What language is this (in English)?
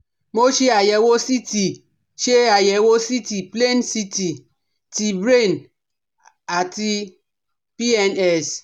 Yoruba